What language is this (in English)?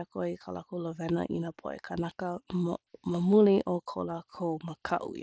Hawaiian